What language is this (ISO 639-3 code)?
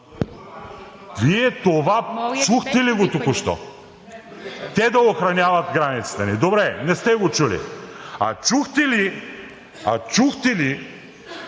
bul